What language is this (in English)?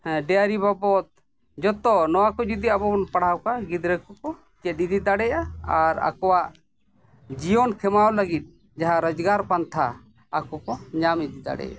Santali